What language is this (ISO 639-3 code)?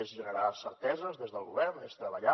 cat